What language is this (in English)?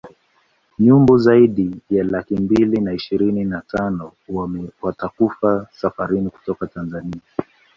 Swahili